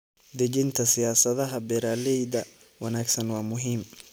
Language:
Somali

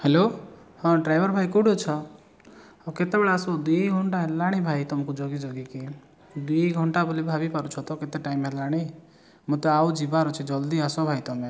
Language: Odia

